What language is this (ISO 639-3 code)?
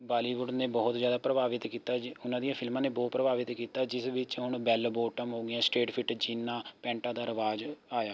pan